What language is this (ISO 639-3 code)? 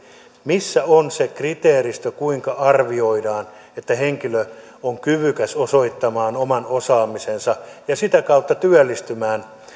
fin